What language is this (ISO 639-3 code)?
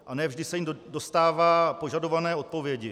ces